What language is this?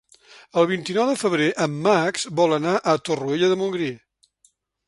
Catalan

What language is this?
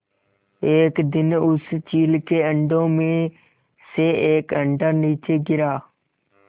Hindi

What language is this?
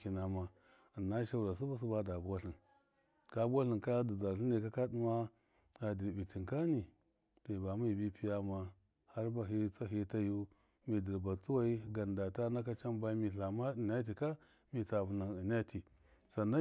Miya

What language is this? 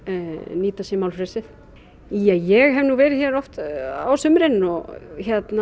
Icelandic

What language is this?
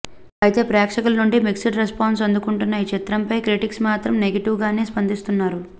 Telugu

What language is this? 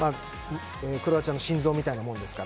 Japanese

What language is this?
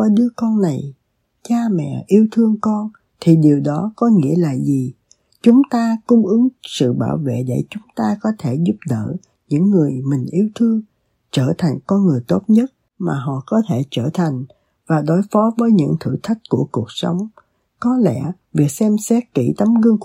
Vietnamese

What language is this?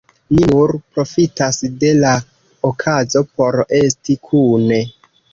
Esperanto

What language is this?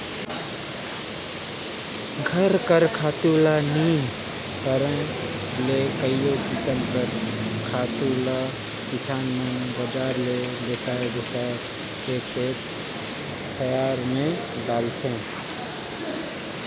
Chhattisgarhi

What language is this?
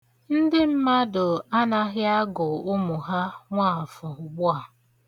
Igbo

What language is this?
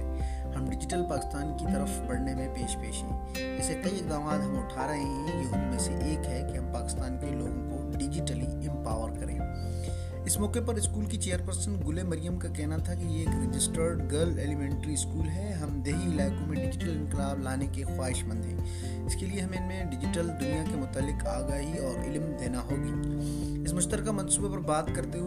Urdu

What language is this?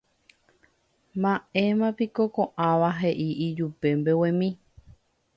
Guarani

